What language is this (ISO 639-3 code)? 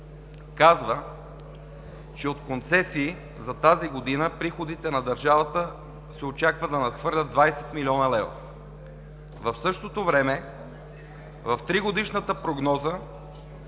bul